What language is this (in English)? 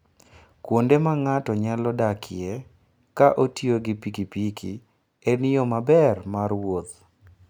Luo (Kenya and Tanzania)